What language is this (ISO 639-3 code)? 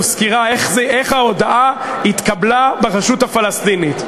heb